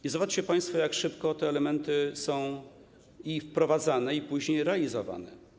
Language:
Polish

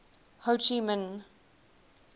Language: English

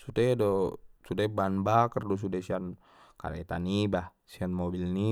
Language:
Batak Mandailing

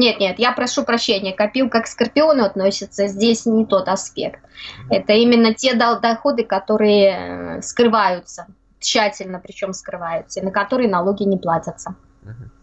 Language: Russian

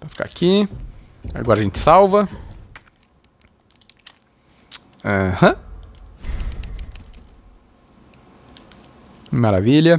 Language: Portuguese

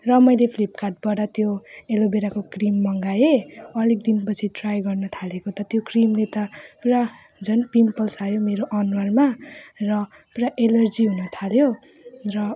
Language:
Nepali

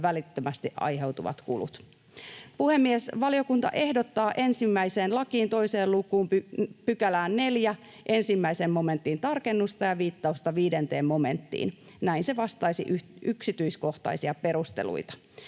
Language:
Finnish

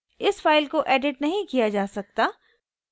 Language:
Hindi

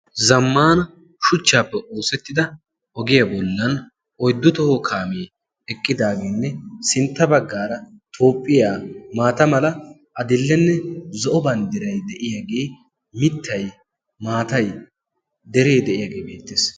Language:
Wolaytta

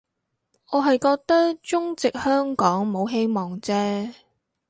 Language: Cantonese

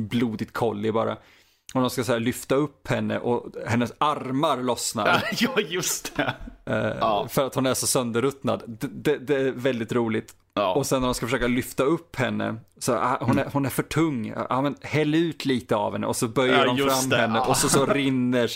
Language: Swedish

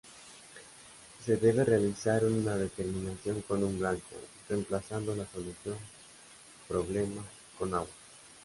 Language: Spanish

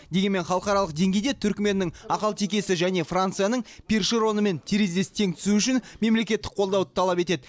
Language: Kazakh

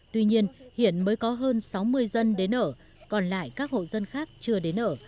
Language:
Vietnamese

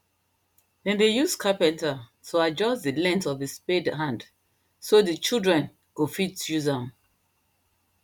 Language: Nigerian Pidgin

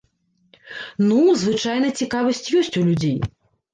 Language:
Belarusian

